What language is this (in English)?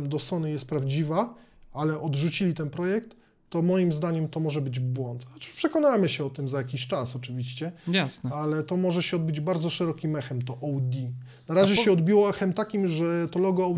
Polish